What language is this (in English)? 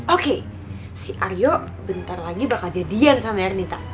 Indonesian